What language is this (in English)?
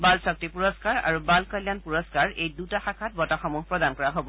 Assamese